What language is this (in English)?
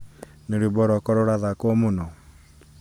Kikuyu